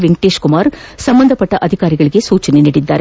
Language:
Kannada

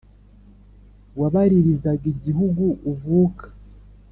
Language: Kinyarwanda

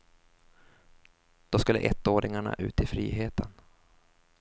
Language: Swedish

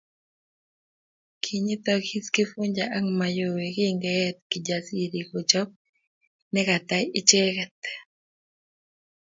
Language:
Kalenjin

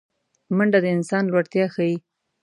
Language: Pashto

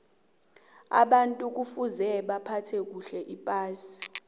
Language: South Ndebele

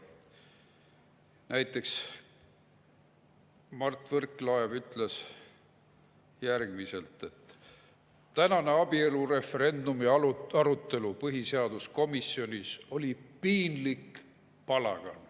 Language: Estonian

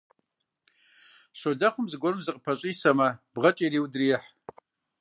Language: Kabardian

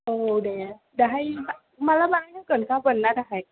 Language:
Bodo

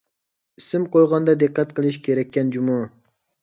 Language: Uyghur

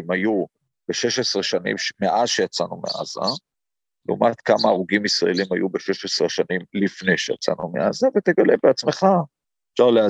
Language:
Hebrew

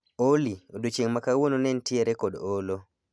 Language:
Luo (Kenya and Tanzania)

